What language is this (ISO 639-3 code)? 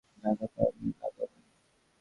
ben